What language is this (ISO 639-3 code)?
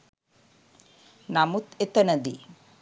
sin